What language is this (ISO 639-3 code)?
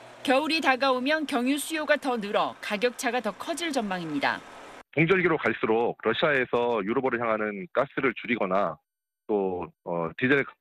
kor